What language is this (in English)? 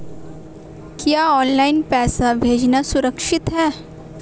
Hindi